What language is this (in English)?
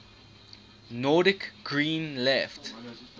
English